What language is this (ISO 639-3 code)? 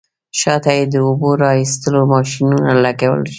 pus